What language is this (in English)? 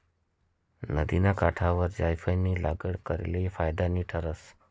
Marathi